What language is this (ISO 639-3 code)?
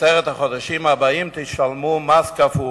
heb